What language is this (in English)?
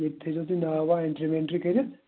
Kashmiri